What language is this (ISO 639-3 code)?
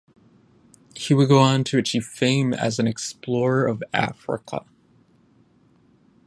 eng